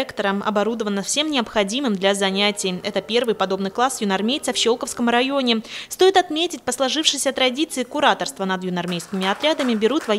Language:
Russian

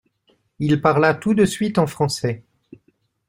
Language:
French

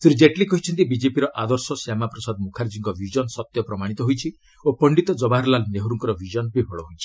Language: Odia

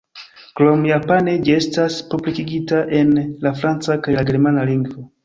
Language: Esperanto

